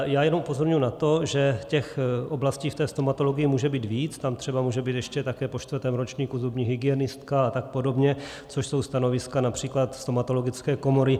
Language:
Czech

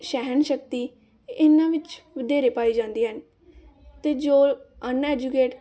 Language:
Punjabi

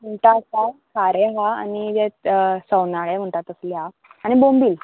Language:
Konkani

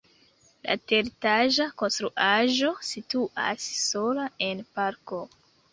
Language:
Esperanto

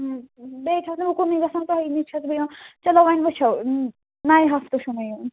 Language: Kashmiri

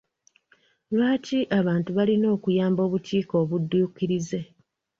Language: Ganda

